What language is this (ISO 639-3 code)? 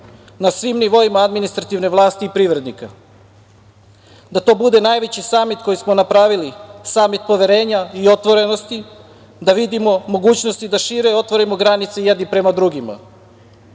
srp